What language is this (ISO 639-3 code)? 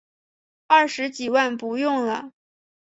zho